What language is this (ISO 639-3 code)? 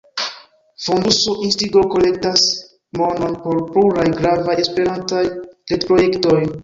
epo